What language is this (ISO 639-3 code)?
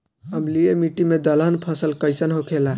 bho